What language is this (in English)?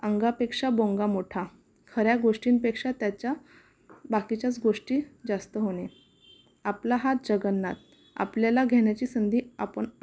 Marathi